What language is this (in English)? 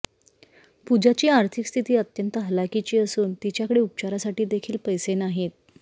Marathi